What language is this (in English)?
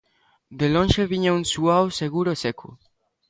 Galician